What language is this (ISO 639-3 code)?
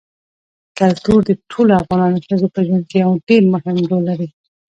pus